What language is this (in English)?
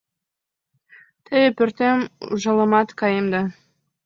Mari